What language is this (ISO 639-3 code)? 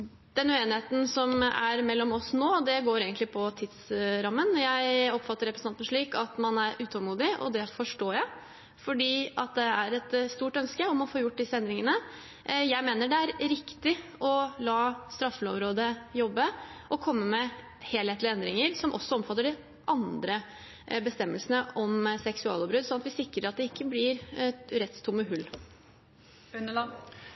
nob